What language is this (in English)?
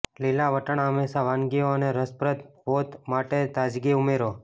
Gujarati